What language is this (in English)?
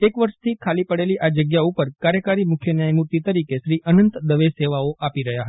Gujarati